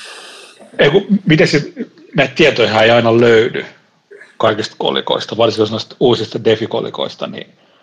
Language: Finnish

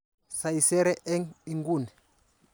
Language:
Kalenjin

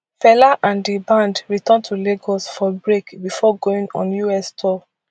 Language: Nigerian Pidgin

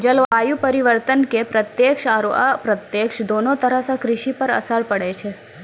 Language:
Maithili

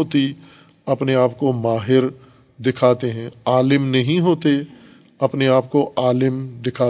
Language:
Urdu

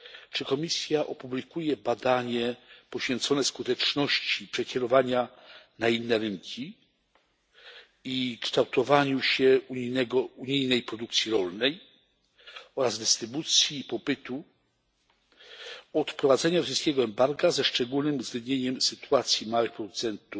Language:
Polish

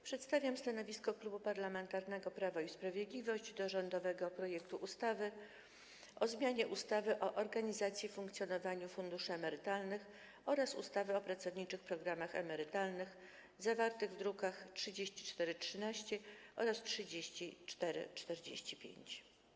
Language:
Polish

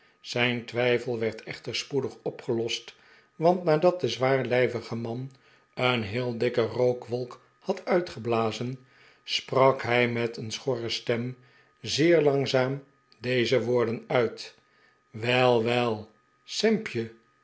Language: Dutch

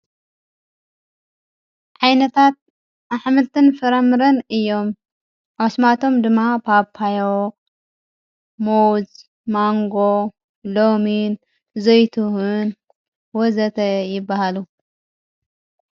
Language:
Tigrinya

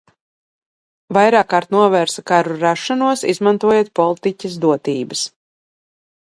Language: Latvian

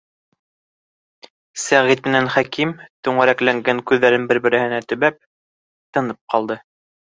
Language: Bashkir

